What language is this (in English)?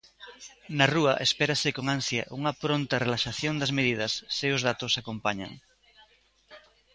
Galician